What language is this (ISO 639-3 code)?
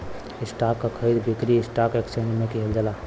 bho